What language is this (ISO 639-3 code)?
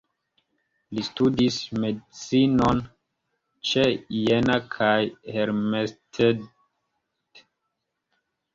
epo